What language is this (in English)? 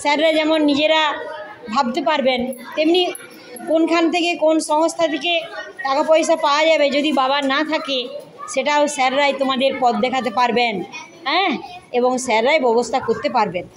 Hindi